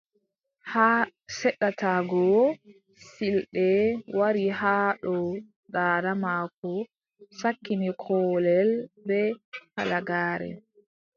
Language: Adamawa Fulfulde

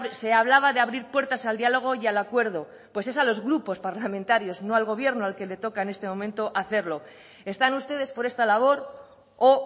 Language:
Spanish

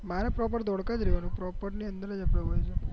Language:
Gujarati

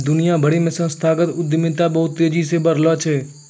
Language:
Maithili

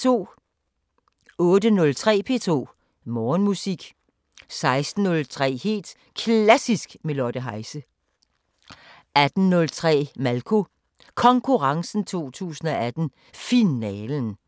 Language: Danish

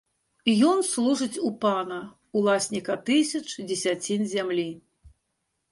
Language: Belarusian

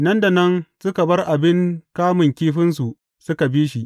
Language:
Hausa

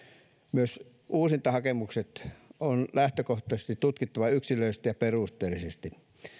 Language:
Finnish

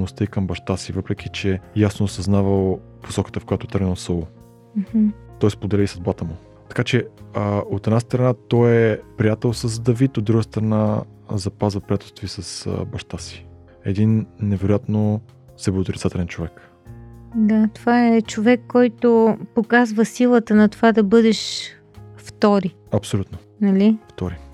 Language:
Bulgarian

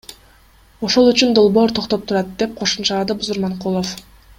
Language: Kyrgyz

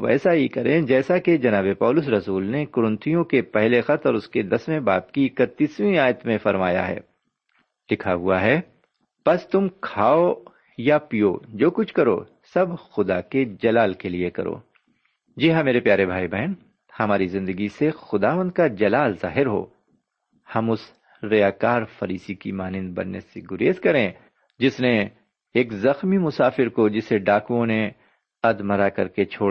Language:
Urdu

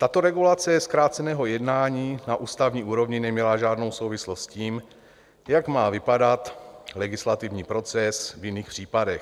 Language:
Czech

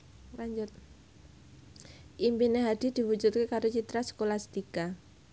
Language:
Javanese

